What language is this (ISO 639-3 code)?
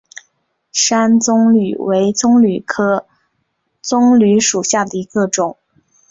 zho